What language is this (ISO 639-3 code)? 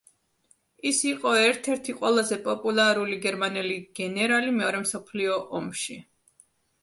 kat